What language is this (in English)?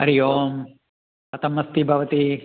Sanskrit